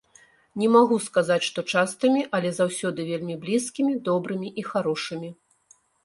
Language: Belarusian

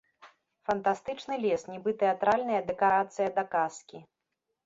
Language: Belarusian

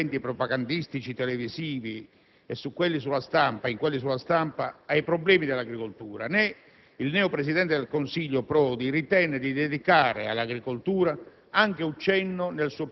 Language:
Italian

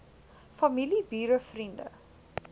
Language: Afrikaans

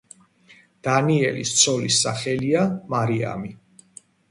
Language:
Georgian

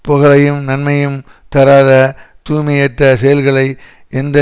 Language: Tamil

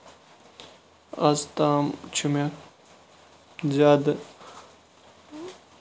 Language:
Kashmiri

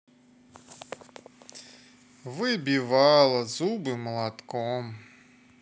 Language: Russian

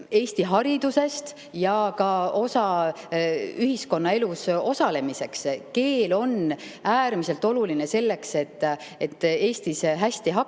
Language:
Estonian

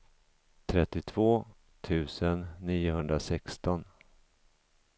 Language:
Swedish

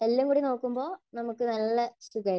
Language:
Malayalam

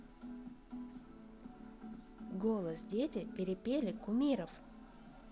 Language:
Russian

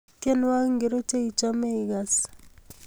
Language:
Kalenjin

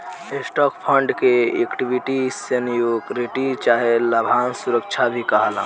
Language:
Bhojpuri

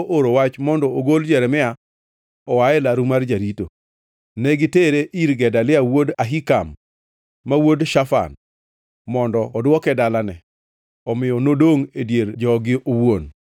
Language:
Luo (Kenya and Tanzania)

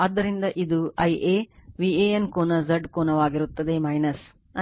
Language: Kannada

